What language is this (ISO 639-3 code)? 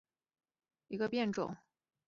zho